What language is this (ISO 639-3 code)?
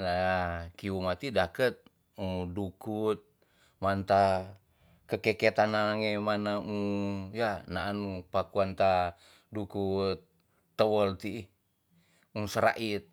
txs